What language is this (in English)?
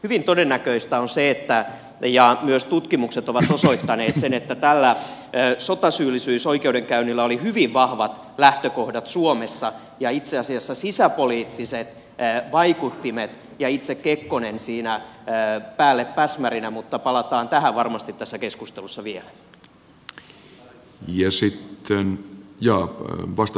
Finnish